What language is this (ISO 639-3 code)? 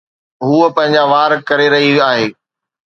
snd